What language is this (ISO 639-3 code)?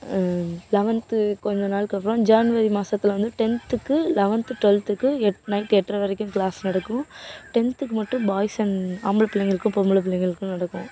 tam